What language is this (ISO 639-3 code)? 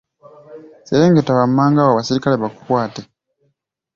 lug